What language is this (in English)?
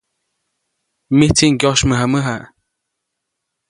Copainalá Zoque